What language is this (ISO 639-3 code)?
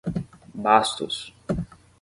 por